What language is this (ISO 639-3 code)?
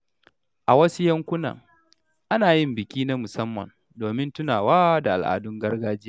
hau